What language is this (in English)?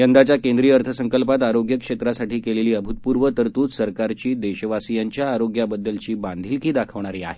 Marathi